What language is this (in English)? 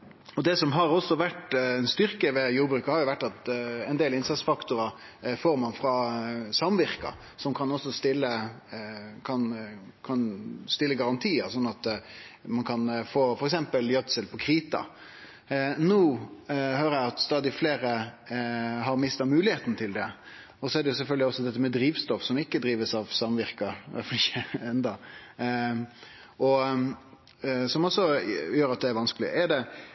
Norwegian Nynorsk